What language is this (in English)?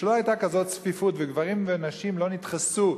Hebrew